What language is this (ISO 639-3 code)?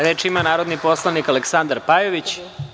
srp